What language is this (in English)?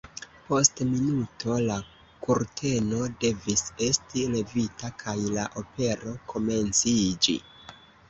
Esperanto